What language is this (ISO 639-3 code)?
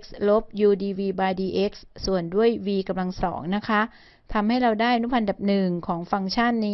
tha